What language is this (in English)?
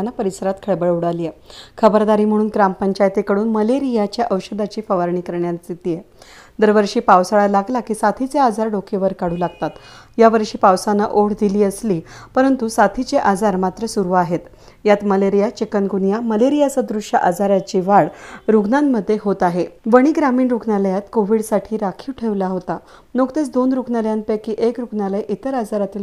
Indonesian